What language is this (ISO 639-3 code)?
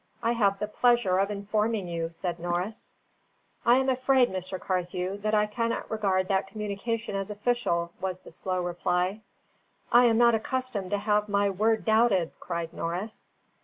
eng